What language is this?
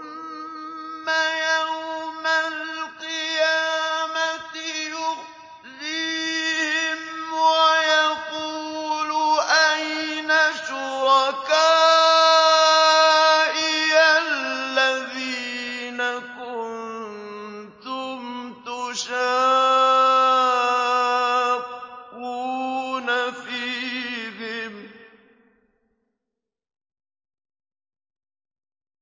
Arabic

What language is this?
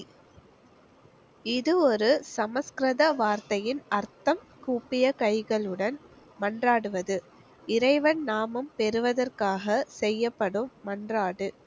Tamil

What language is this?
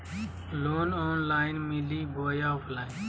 Magahi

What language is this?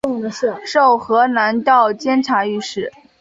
Chinese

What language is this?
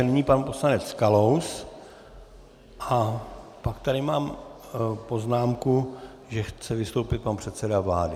Czech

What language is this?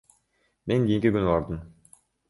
Kyrgyz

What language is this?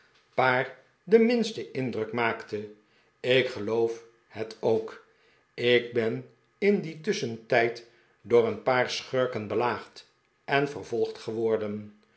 Dutch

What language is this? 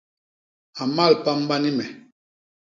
Basaa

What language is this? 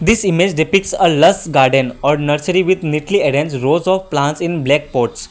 English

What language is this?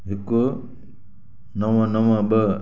Sindhi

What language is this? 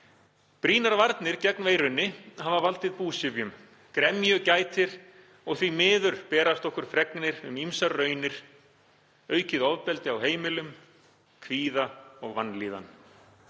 Icelandic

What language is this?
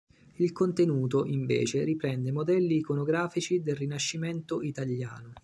Italian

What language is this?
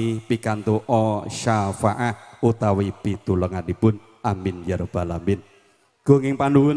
Indonesian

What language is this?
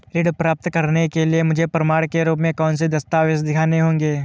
Hindi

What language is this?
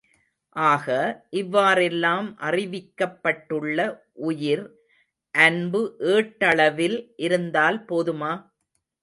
Tamil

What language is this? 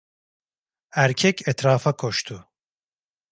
Turkish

